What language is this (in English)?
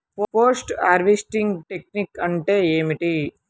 Telugu